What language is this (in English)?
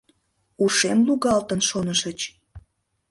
Mari